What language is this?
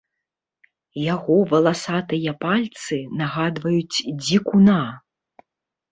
Belarusian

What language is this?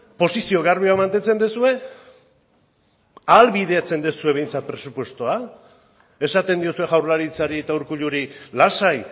Basque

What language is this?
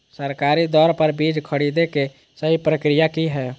Magahi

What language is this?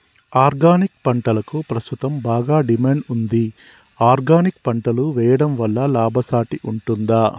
Telugu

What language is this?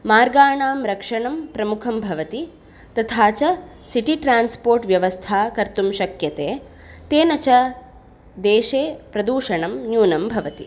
Sanskrit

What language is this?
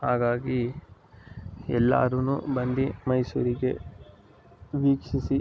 Kannada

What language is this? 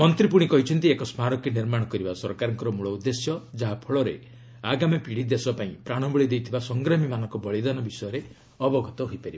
Odia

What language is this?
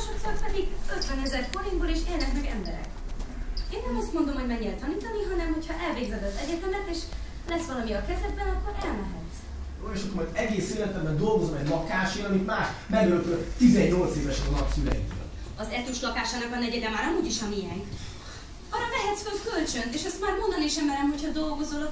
Hungarian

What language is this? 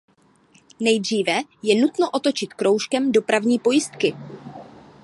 Czech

